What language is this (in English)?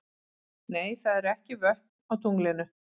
Icelandic